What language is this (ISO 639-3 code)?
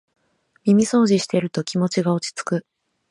jpn